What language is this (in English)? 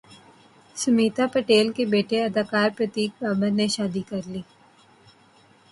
Urdu